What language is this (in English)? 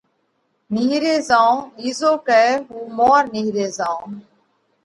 Parkari Koli